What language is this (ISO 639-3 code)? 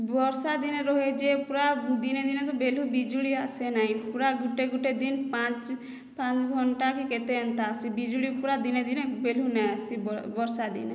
ori